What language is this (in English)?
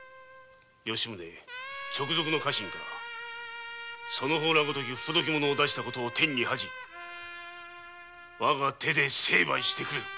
Japanese